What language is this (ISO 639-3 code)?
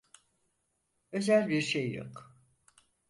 tur